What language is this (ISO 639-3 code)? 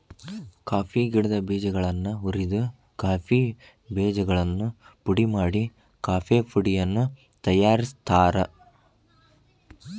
kan